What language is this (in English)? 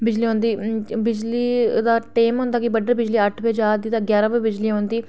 Dogri